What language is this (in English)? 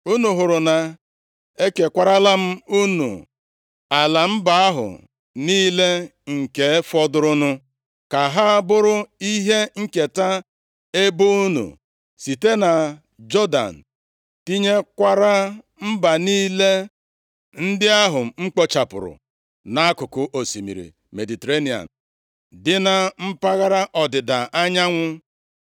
Igbo